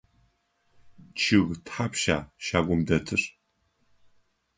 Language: Adyghe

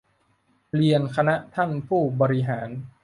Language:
Thai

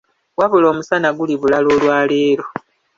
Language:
Ganda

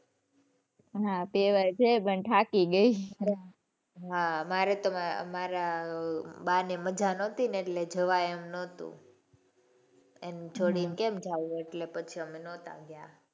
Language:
Gujarati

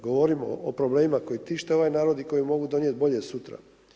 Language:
Croatian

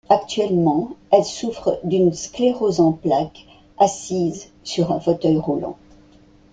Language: French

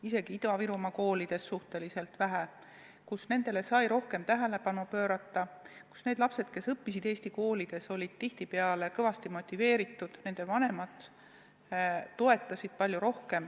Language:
Estonian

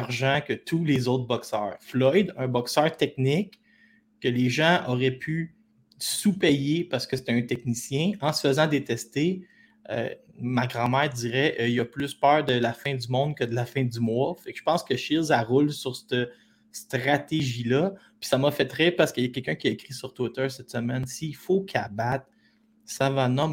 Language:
French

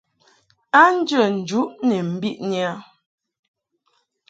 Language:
Mungaka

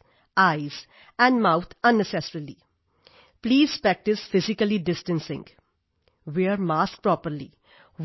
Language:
Punjabi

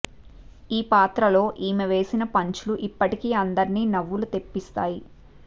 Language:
Telugu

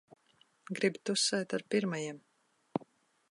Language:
Latvian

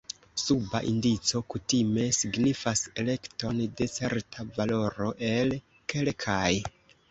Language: Esperanto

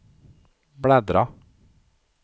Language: Swedish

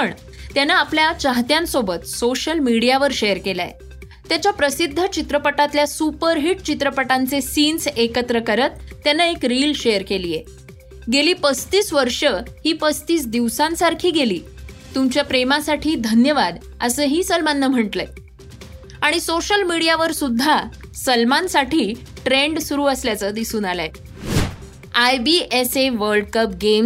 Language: Marathi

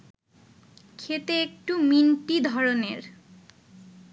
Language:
Bangla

